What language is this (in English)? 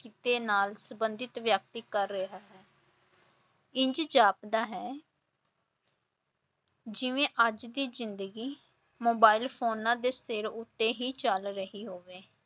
Punjabi